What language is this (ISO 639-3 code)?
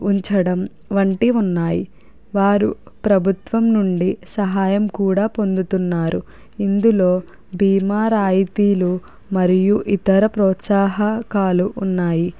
tel